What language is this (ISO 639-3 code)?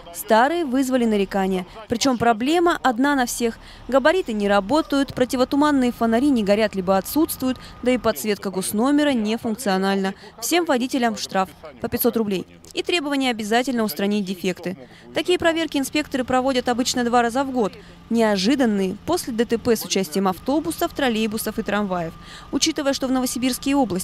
rus